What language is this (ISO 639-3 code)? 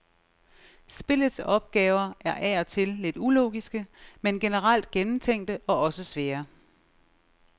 dan